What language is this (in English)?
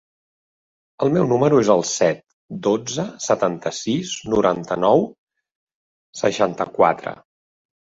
Catalan